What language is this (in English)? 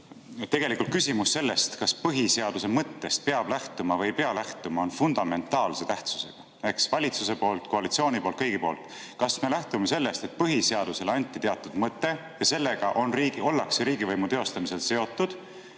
Estonian